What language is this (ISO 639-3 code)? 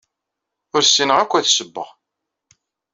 kab